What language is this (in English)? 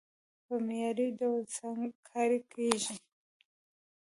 Pashto